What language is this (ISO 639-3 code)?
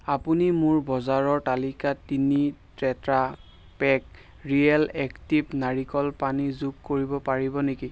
asm